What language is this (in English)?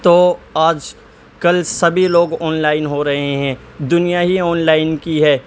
Urdu